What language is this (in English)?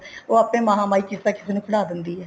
Punjabi